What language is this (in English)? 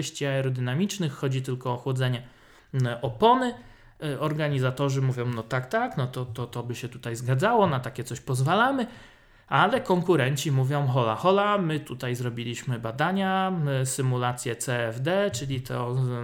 Polish